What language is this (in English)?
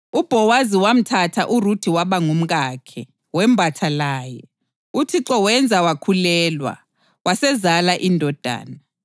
North Ndebele